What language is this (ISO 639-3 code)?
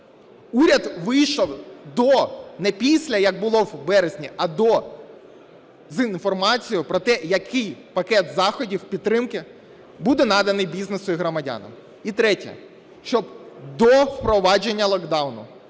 ukr